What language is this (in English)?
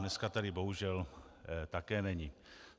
Czech